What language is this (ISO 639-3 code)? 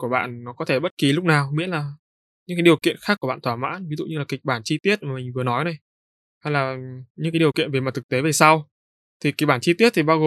vie